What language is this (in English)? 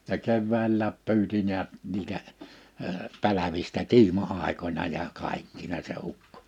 Finnish